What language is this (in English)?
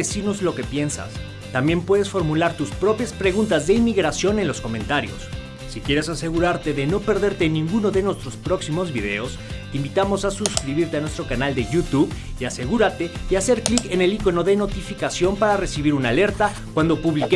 Spanish